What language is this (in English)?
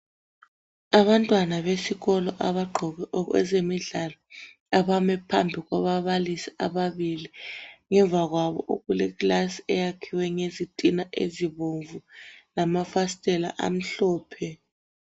North Ndebele